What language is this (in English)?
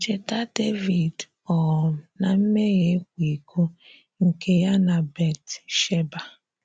Igbo